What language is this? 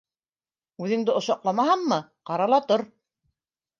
Bashkir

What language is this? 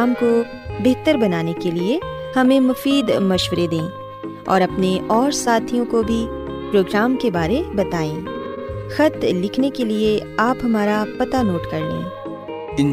Urdu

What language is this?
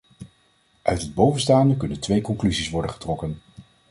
Dutch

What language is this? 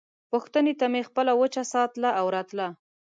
Pashto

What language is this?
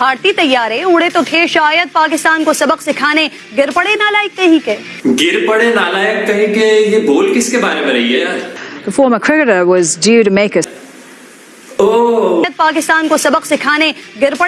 Hindi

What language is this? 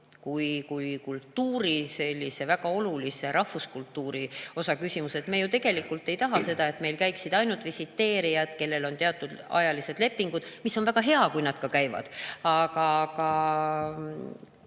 Estonian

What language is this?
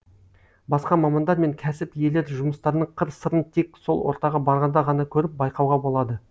Kazakh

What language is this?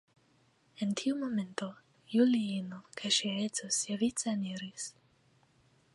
Esperanto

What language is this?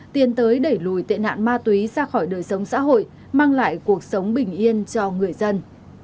Vietnamese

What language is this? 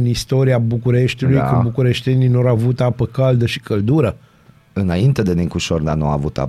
Romanian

